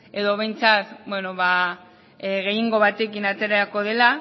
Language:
Basque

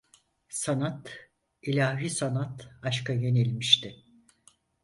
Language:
Turkish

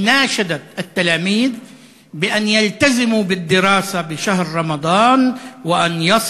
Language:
Hebrew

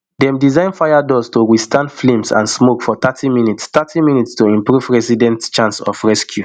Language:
Nigerian Pidgin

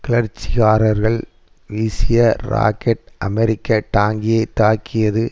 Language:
Tamil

